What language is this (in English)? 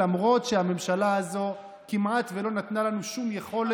Hebrew